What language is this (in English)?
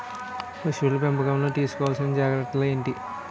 Telugu